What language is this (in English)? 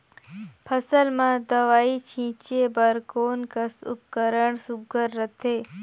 Chhattisgarhi